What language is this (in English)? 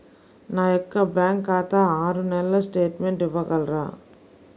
Telugu